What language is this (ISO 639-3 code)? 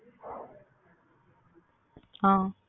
tam